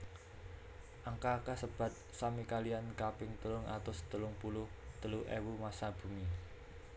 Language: Javanese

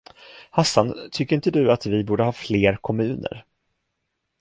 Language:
Swedish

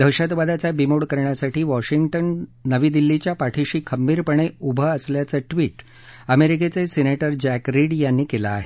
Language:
Marathi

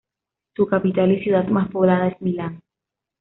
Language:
Spanish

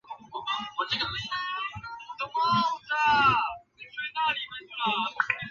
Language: Chinese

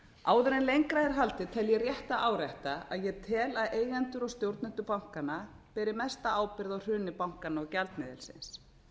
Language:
Icelandic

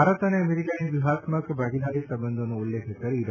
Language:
Gujarati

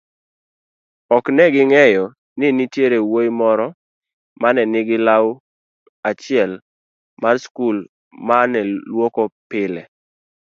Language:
Luo (Kenya and Tanzania)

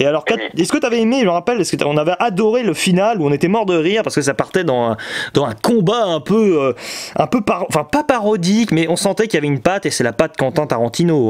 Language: French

